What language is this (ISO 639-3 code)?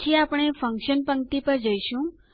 guj